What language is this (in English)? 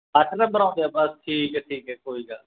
Punjabi